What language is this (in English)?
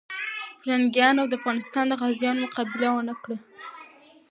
Pashto